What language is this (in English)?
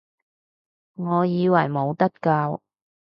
Cantonese